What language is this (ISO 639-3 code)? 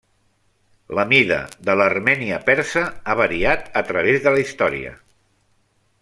cat